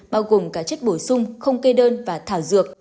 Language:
Vietnamese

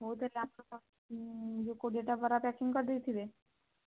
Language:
Odia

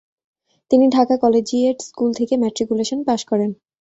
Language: Bangla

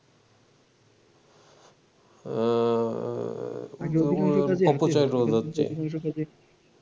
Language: Bangla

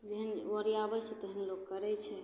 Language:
Maithili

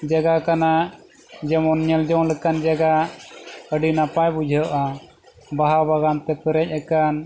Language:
Santali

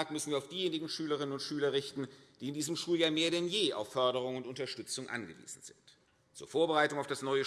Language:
German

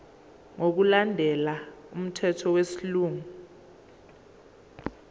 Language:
Zulu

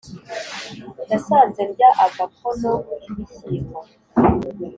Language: Kinyarwanda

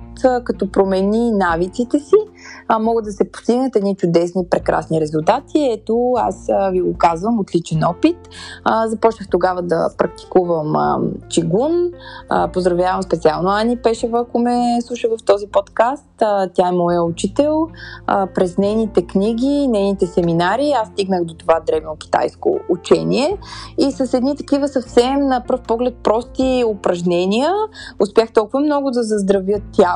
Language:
Bulgarian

